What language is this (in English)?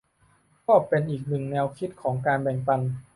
Thai